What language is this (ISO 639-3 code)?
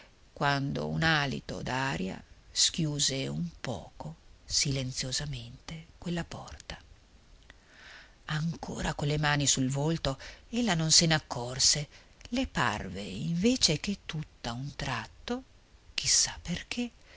ita